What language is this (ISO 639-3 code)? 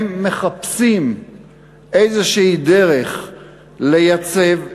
heb